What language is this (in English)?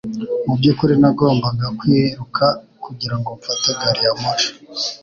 Kinyarwanda